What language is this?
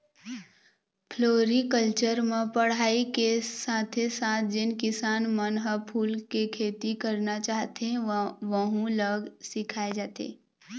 Chhattisgarhi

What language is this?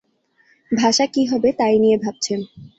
Bangla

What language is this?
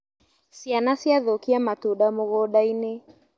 Kikuyu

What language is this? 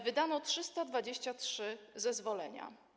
Polish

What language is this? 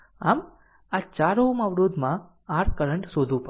Gujarati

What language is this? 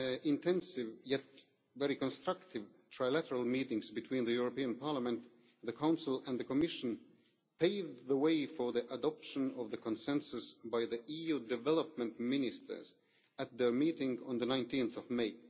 English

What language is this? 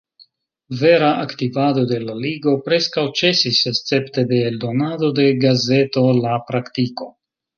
Esperanto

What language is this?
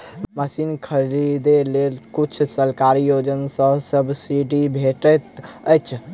Maithili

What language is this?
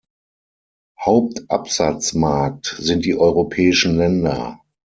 German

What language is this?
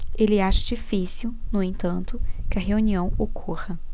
Portuguese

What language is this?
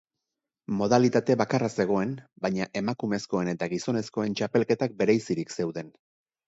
Basque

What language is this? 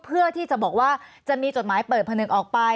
Thai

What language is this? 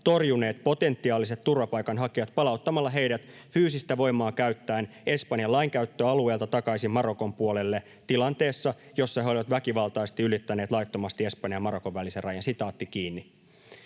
Finnish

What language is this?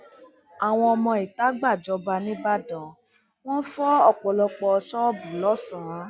Yoruba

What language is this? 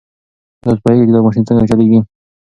Pashto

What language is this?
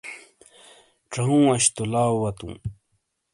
Shina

